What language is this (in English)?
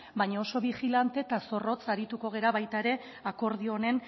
Basque